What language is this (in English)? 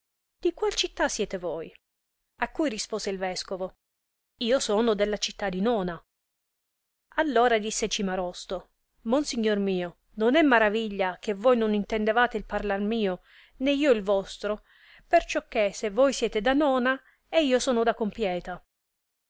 Italian